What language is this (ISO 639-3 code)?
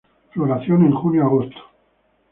spa